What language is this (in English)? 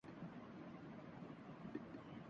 Urdu